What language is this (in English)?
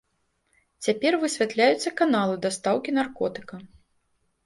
Belarusian